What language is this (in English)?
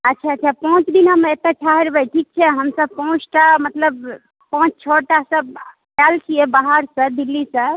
Maithili